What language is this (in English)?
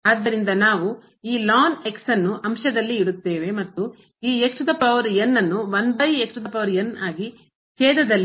Kannada